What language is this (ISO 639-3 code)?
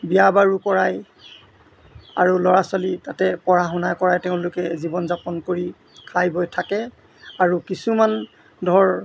asm